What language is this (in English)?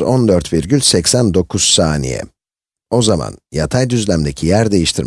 Turkish